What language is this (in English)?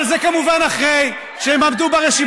Hebrew